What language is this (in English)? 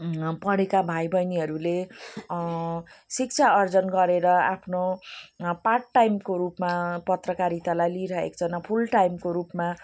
Nepali